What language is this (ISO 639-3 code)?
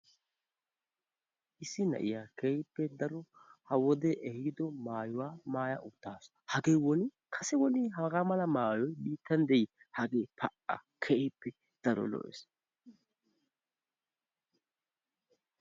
wal